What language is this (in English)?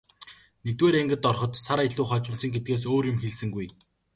Mongolian